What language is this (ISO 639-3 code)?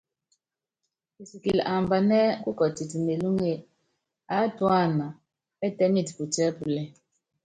yav